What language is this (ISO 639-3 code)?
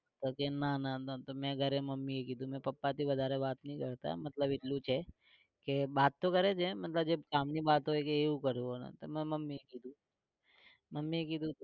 guj